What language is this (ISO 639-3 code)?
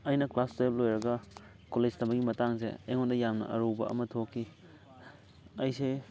mni